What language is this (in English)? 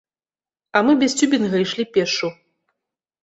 Belarusian